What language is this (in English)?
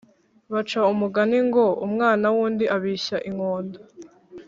Kinyarwanda